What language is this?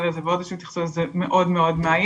Hebrew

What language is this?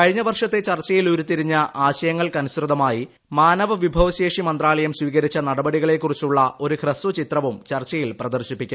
Malayalam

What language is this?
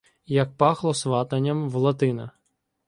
Ukrainian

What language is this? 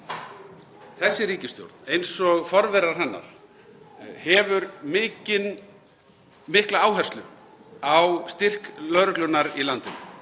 Icelandic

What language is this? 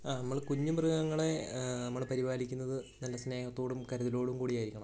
Malayalam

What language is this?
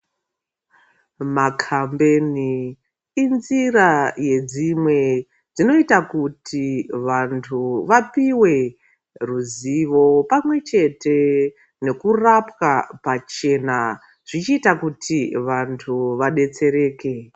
Ndau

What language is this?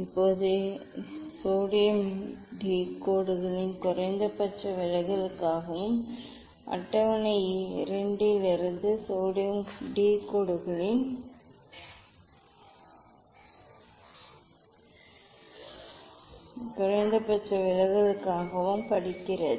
Tamil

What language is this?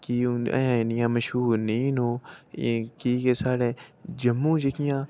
Dogri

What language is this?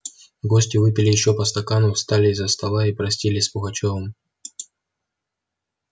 Russian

